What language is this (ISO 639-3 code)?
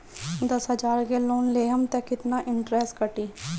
bho